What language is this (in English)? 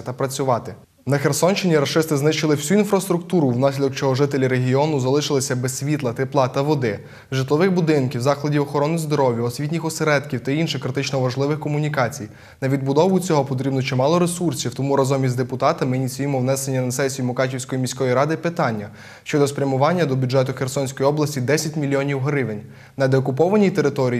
Ukrainian